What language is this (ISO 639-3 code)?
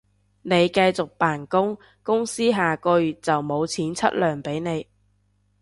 yue